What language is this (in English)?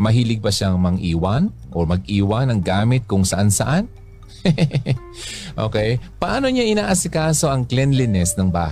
Filipino